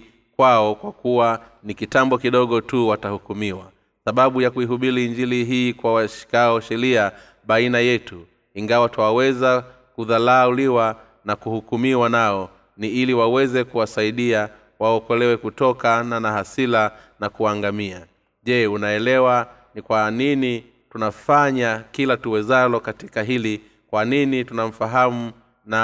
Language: Swahili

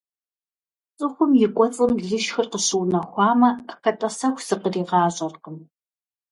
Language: Kabardian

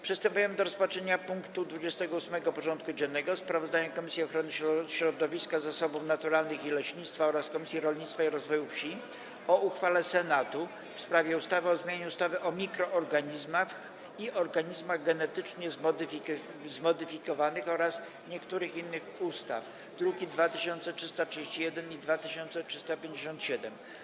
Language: Polish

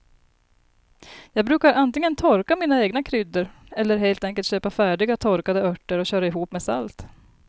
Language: Swedish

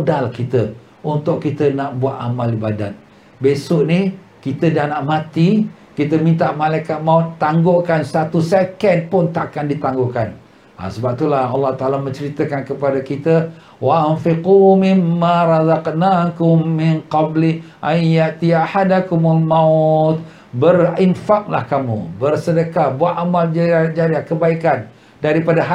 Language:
Malay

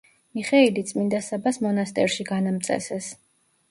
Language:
Georgian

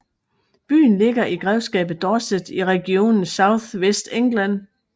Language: Danish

